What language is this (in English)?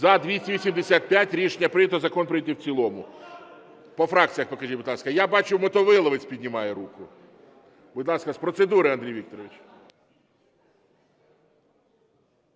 Ukrainian